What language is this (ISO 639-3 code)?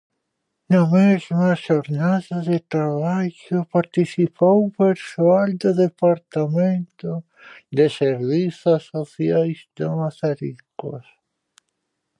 glg